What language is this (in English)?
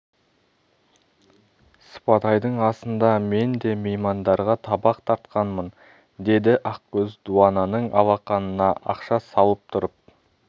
Kazakh